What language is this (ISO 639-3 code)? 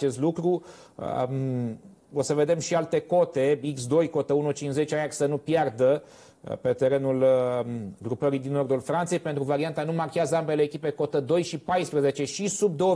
ron